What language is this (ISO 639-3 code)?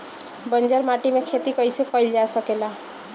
bho